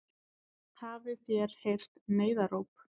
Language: Icelandic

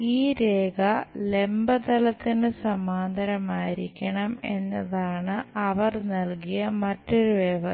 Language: Malayalam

